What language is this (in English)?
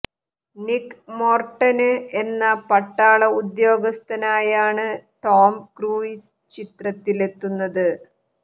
Malayalam